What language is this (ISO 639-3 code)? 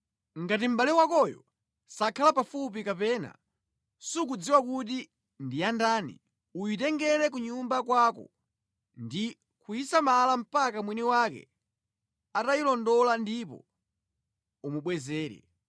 nya